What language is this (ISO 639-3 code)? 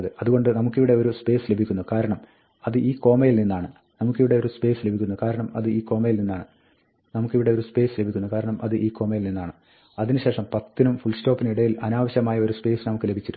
mal